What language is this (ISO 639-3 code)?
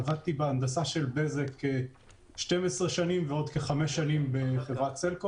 heb